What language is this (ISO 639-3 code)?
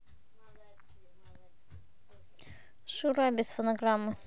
rus